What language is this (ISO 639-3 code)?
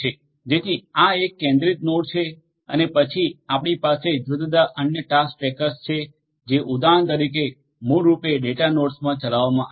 guj